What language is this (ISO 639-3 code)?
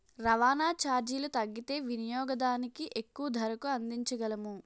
tel